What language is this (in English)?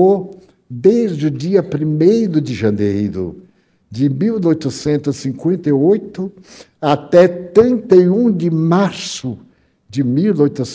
Portuguese